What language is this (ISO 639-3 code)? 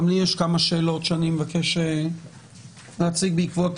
heb